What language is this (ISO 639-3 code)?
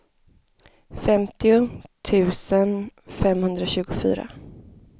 swe